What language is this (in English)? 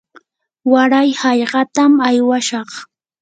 Yanahuanca Pasco Quechua